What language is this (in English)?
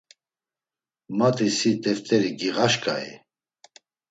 Laz